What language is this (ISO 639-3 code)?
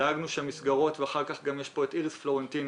heb